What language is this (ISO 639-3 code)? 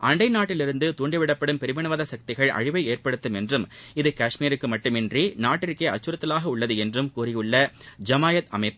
tam